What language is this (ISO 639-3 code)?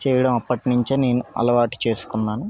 tel